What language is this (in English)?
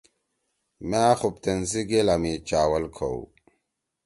Torwali